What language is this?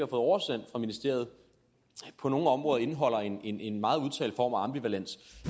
Danish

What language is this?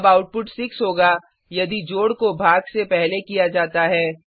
Hindi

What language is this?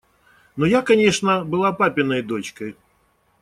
Russian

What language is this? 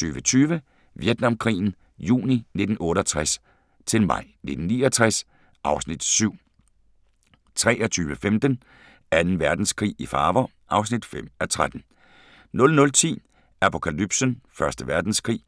Danish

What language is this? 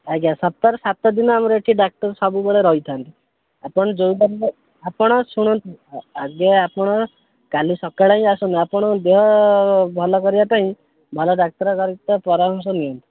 Odia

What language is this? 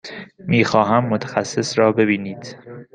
Persian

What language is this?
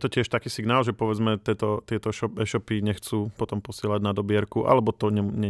Slovak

